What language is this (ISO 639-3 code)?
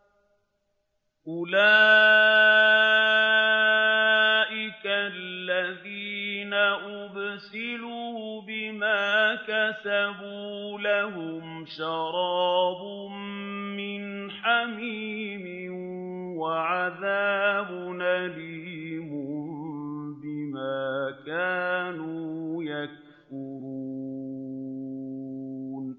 ara